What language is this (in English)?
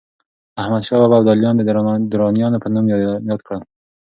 Pashto